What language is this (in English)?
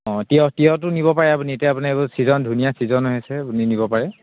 Assamese